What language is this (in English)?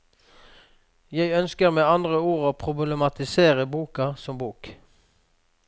Norwegian